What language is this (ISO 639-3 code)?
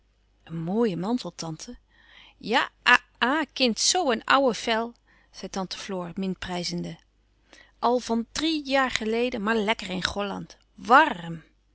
nld